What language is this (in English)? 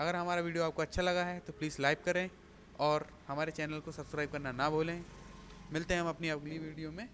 Hindi